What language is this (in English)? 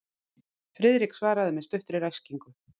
Icelandic